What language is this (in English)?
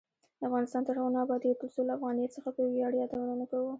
Pashto